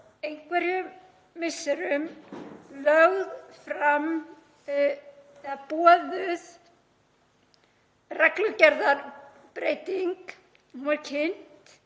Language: Icelandic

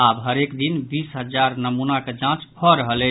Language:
Maithili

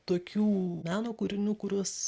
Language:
Lithuanian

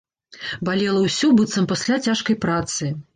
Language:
Belarusian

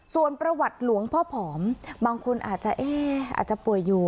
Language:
Thai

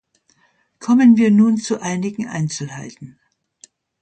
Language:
German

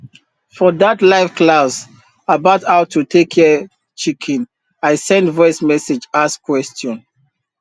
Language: Nigerian Pidgin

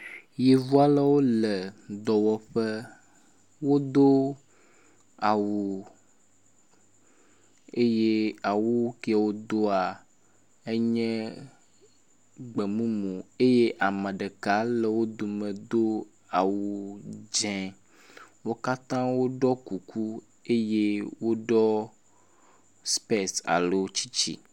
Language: Ewe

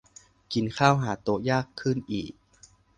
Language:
Thai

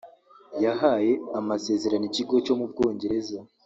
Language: Kinyarwanda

